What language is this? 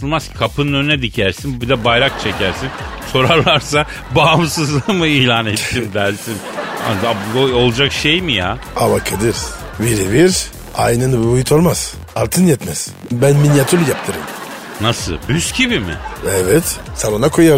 Turkish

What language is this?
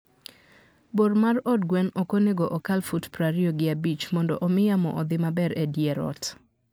Luo (Kenya and Tanzania)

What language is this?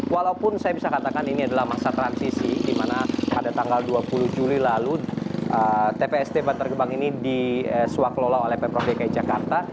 Indonesian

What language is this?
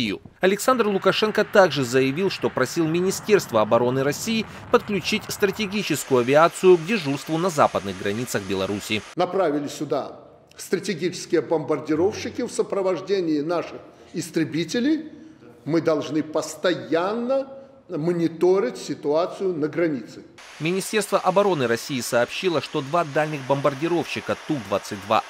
Russian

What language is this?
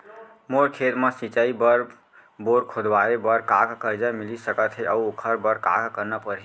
Chhattisgarhi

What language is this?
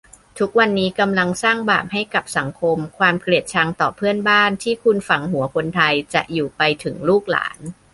Thai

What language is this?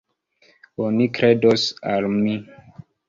Esperanto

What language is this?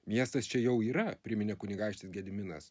Lithuanian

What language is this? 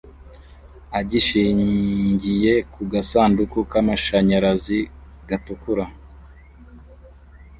Kinyarwanda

